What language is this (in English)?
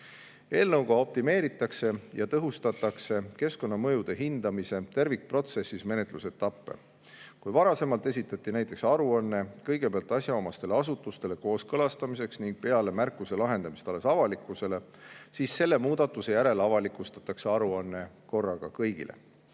Estonian